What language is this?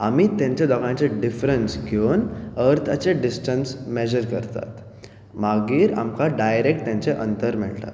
Konkani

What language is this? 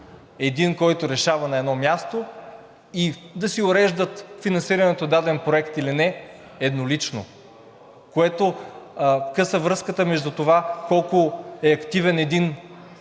Bulgarian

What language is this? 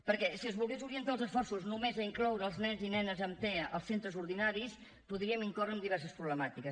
Catalan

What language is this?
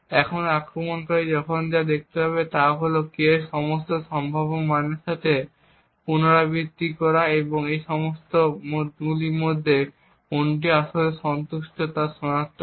Bangla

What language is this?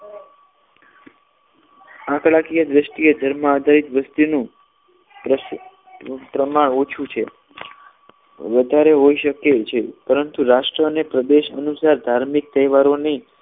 Gujarati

